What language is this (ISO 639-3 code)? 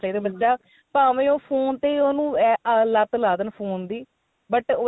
pan